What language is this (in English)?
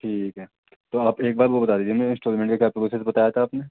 Urdu